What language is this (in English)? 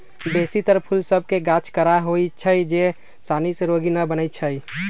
Magahi